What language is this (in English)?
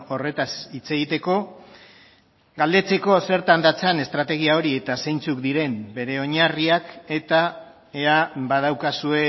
Basque